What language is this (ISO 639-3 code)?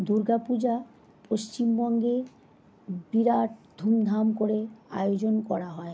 ben